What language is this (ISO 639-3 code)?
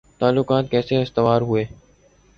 urd